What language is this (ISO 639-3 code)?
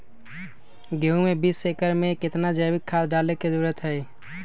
mag